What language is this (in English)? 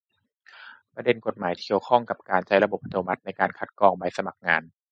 Thai